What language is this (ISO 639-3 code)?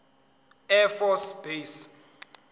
zul